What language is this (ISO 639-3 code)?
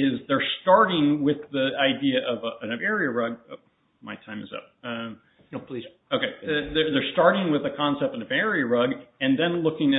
eng